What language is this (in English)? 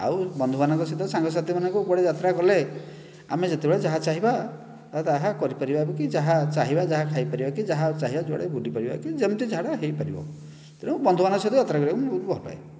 Odia